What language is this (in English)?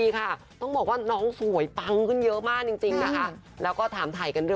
Thai